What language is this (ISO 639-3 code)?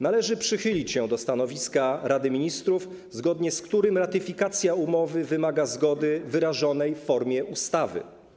pol